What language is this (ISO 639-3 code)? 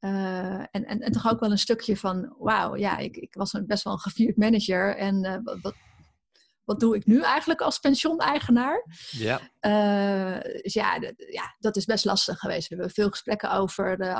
nld